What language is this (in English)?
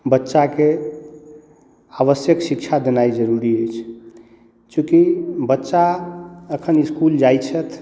Maithili